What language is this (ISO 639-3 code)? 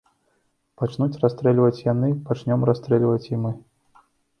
bel